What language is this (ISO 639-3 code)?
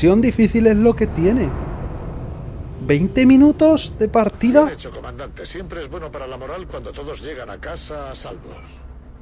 spa